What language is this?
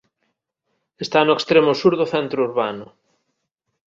Galician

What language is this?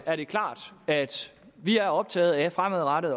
Danish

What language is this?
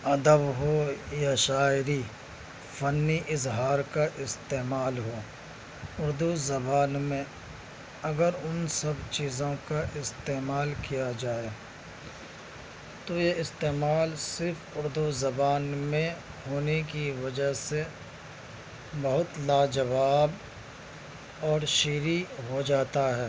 Urdu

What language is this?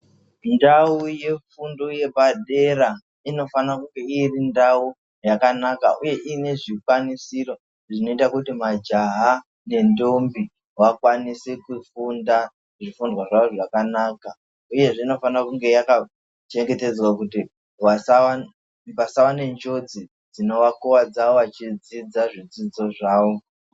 Ndau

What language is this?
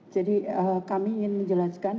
Indonesian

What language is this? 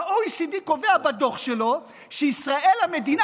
Hebrew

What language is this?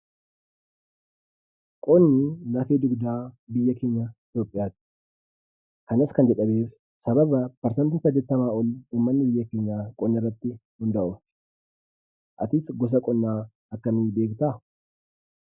Oromo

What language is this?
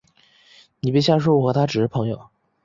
Chinese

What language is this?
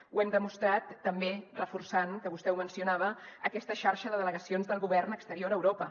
Catalan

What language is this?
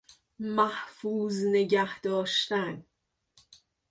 Persian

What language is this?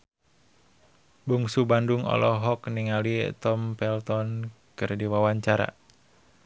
Sundanese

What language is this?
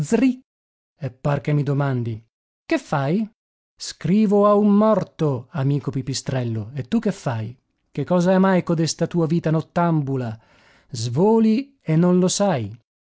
Italian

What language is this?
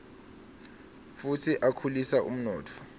Swati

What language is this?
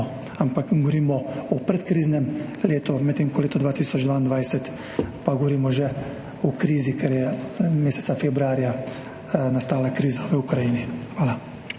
Slovenian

